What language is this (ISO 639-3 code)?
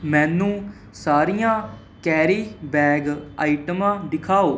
pan